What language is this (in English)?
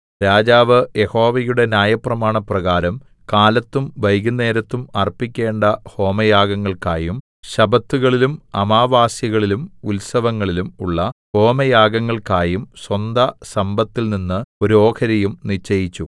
Malayalam